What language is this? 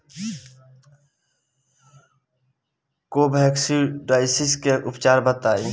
Bhojpuri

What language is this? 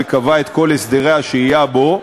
Hebrew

